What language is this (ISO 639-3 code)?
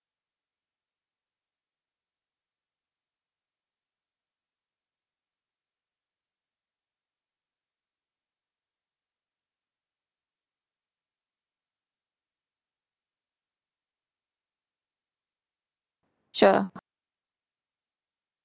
eng